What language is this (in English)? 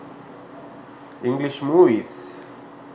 Sinhala